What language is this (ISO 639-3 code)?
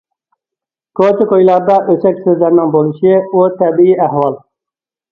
uig